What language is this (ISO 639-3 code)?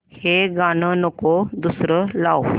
mar